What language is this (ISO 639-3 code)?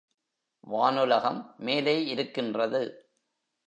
tam